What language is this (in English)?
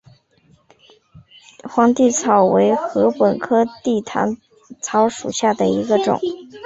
Chinese